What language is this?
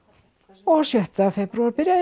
Icelandic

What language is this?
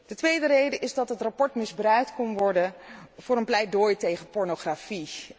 Dutch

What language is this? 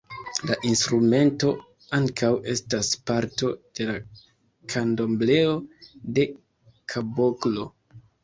Esperanto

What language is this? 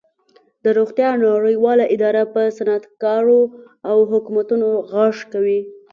Pashto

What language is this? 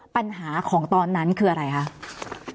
Thai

